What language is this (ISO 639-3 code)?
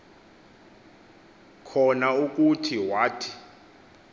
xho